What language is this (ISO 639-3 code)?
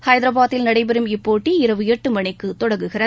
tam